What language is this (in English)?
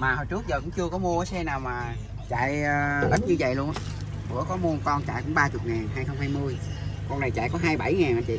Vietnamese